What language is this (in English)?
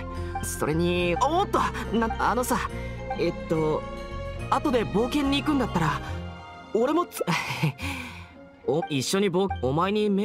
Japanese